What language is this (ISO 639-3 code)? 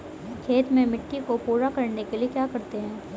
hin